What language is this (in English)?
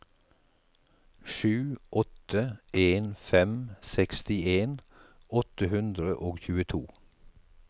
Norwegian